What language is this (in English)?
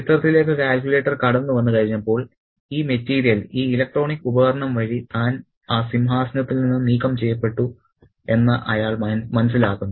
Malayalam